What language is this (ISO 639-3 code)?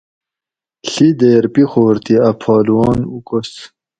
gwc